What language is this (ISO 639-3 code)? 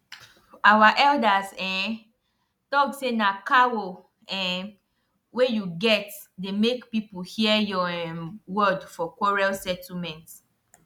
pcm